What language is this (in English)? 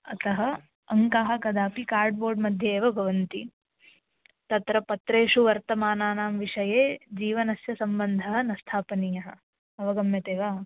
Sanskrit